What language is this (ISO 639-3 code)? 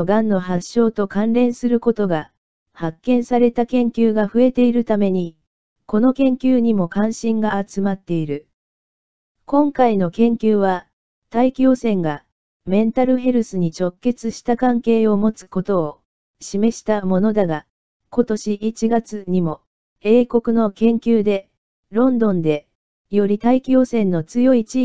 jpn